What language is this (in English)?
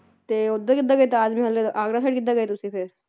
Punjabi